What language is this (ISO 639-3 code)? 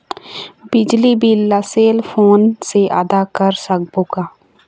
hne